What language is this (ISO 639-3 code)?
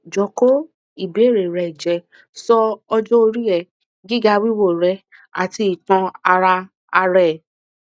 yor